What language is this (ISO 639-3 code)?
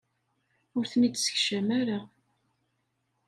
kab